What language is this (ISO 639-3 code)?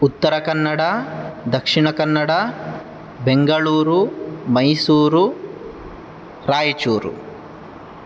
san